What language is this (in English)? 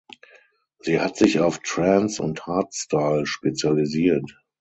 German